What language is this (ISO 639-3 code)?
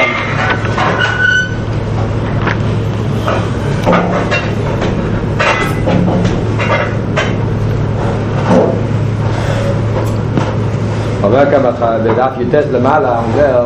heb